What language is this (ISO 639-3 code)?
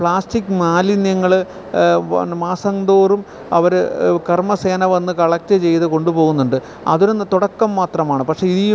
mal